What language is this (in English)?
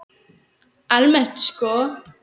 Icelandic